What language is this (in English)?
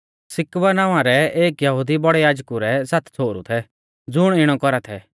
Mahasu Pahari